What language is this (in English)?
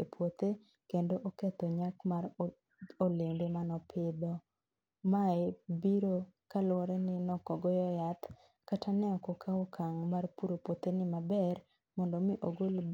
Luo (Kenya and Tanzania)